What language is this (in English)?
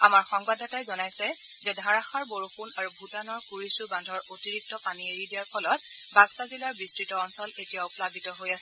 Assamese